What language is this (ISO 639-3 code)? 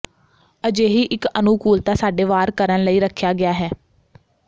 pan